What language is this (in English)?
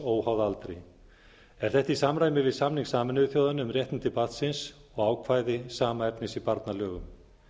Icelandic